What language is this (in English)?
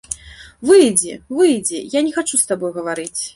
Belarusian